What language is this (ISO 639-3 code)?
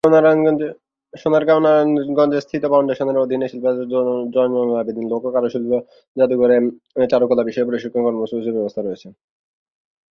ben